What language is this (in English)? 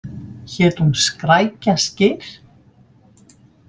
Icelandic